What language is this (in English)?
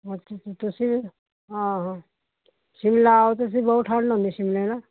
Punjabi